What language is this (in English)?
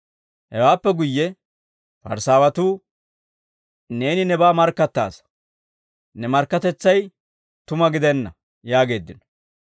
Dawro